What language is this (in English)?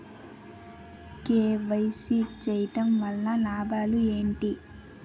Telugu